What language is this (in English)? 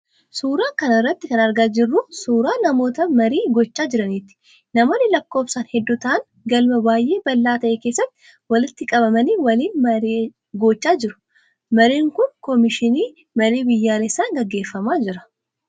Oromo